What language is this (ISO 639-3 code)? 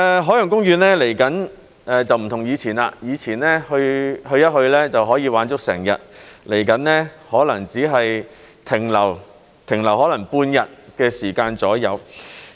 yue